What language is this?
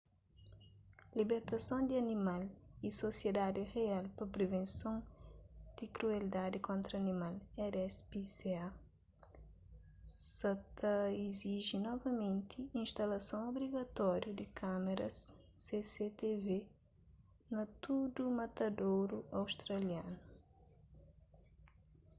Kabuverdianu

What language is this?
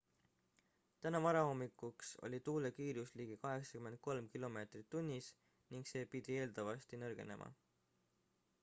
Estonian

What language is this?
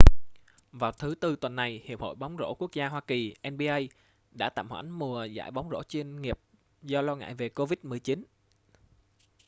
Vietnamese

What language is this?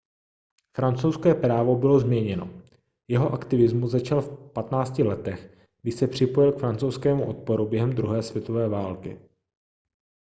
Czech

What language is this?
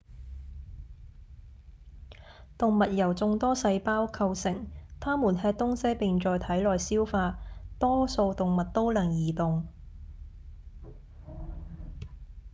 Cantonese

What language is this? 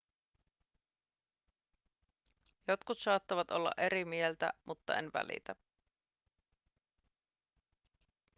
Finnish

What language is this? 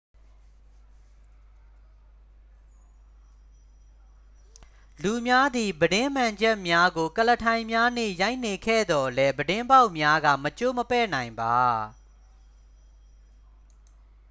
Burmese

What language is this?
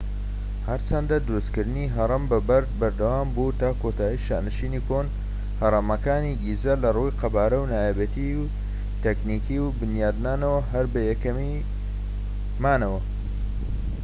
Central Kurdish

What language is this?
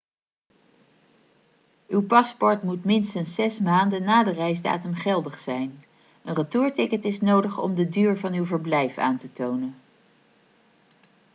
Dutch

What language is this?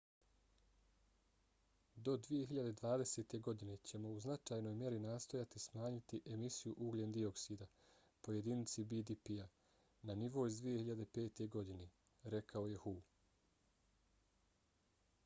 Bosnian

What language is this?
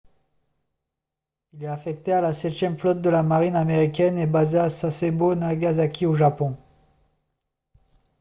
French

